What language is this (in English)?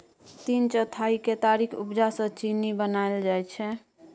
Maithili